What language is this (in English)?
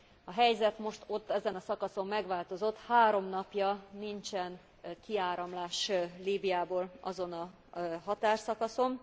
Hungarian